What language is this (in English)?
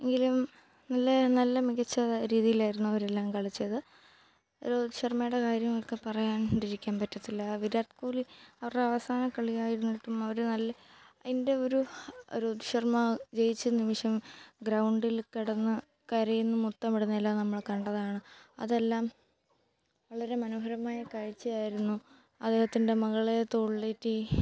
Malayalam